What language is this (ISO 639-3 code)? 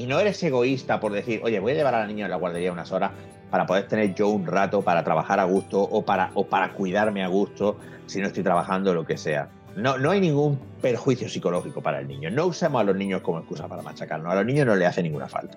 spa